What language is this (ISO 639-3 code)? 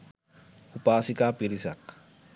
sin